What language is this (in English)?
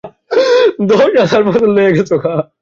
Bangla